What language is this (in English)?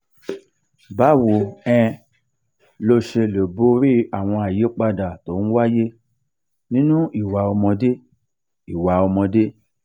Yoruba